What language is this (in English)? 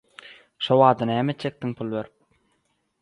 Turkmen